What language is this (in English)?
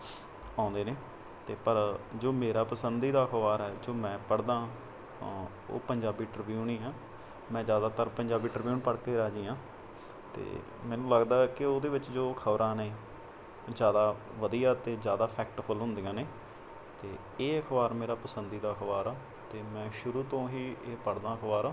Punjabi